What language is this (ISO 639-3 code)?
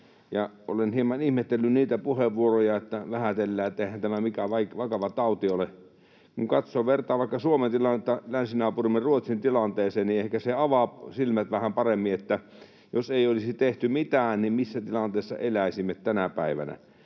fin